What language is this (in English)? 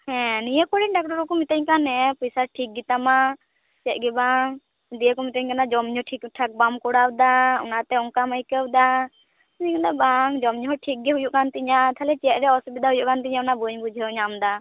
Santali